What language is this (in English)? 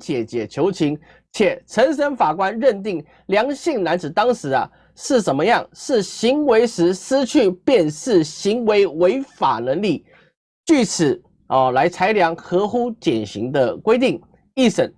Chinese